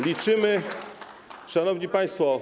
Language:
Polish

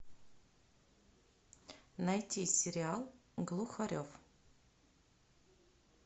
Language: Russian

